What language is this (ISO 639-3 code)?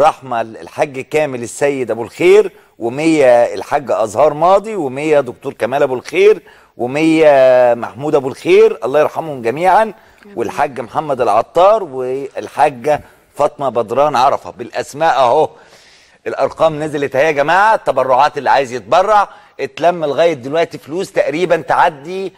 ara